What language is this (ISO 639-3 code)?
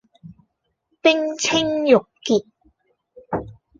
yue